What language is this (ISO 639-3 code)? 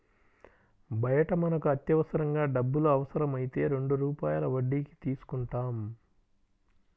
tel